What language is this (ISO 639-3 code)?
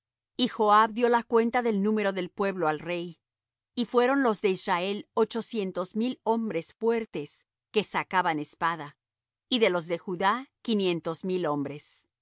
spa